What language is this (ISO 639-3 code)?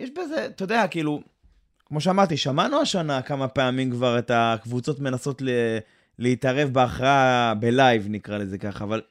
heb